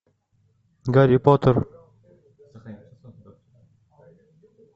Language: Russian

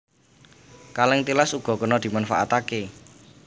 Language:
Javanese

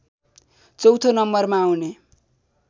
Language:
Nepali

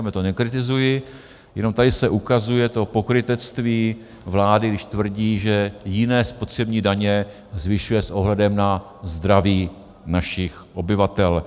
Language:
Czech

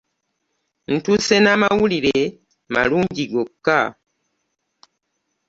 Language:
Ganda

